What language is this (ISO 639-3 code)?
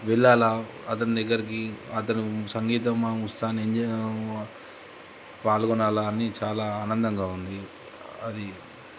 tel